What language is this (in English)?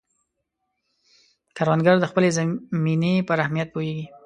Pashto